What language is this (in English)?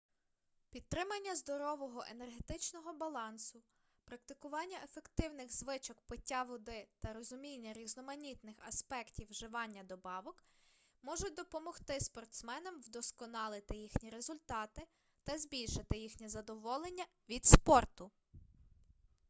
Ukrainian